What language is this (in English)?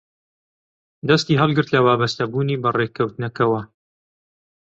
Central Kurdish